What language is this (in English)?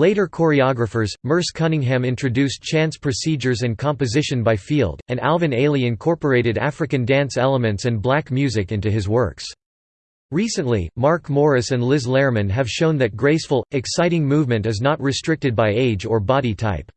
English